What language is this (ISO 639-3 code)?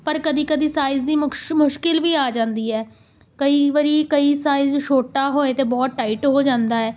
pan